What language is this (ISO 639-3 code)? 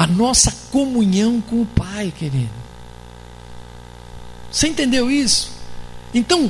por